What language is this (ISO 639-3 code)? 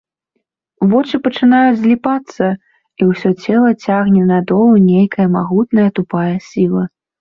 bel